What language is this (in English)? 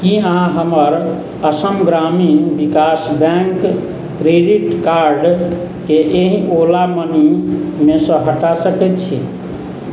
Maithili